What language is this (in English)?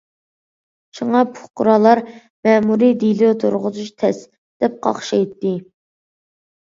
Uyghur